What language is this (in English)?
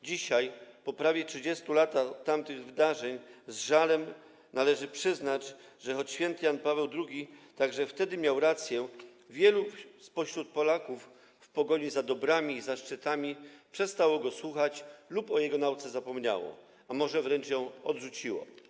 Polish